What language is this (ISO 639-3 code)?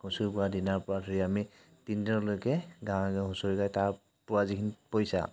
asm